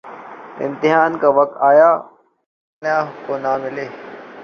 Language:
Urdu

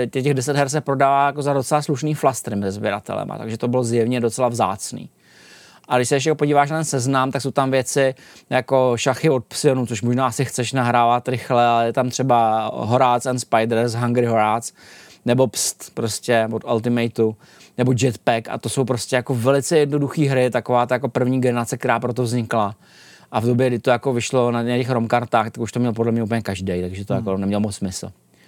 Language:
Czech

